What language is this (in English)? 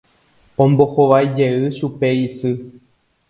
Guarani